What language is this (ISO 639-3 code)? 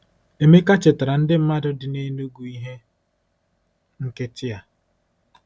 ibo